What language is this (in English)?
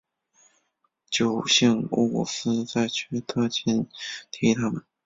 Chinese